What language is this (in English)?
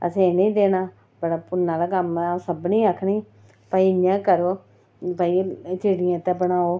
Dogri